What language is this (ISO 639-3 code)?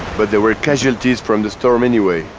eng